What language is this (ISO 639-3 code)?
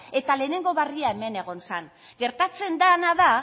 eus